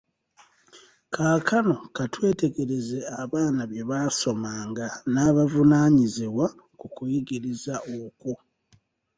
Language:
Ganda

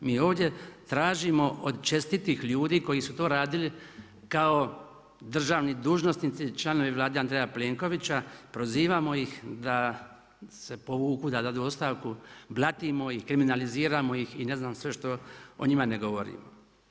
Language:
Croatian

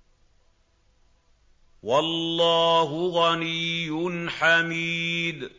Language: Arabic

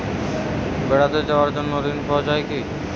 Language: Bangla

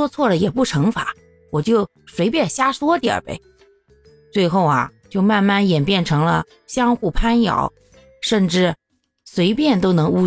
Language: Chinese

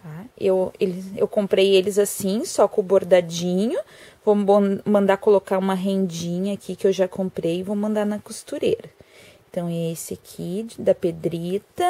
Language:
Portuguese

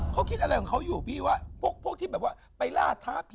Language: Thai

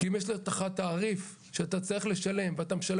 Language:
Hebrew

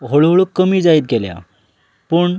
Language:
Konkani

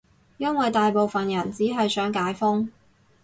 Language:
Cantonese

